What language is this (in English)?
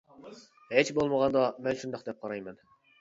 Uyghur